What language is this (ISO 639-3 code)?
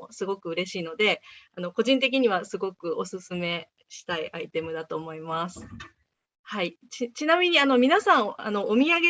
jpn